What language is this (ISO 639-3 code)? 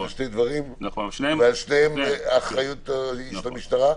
heb